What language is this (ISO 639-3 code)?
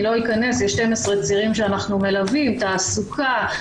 heb